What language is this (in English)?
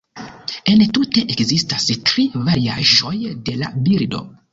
Esperanto